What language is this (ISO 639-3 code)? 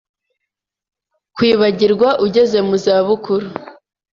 kin